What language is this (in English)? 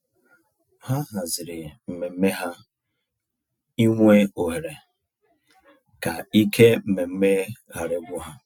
Igbo